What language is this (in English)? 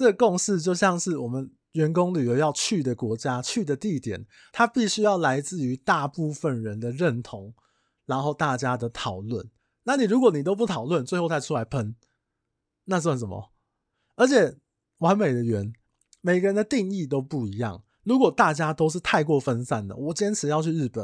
Chinese